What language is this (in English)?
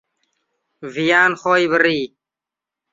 Central Kurdish